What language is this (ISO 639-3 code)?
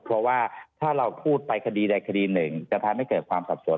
tha